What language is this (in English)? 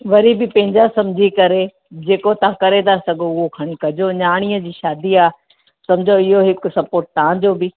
Sindhi